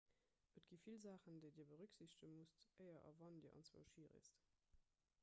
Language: Luxembourgish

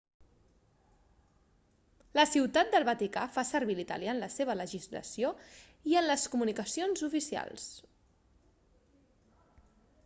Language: Catalan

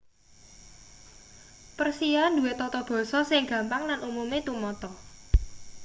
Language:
Javanese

